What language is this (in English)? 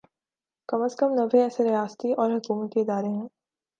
Urdu